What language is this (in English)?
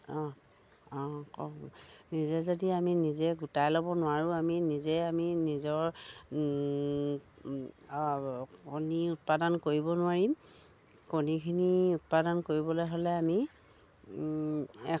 Assamese